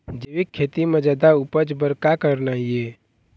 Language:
Chhattisgarhi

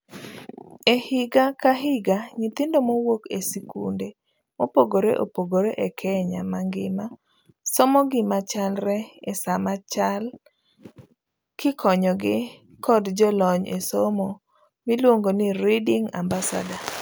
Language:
Luo (Kenya and Tanzania)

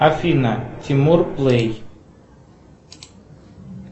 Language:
Russian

